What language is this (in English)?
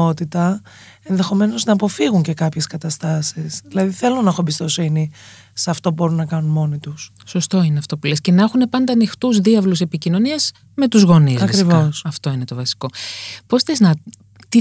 Greek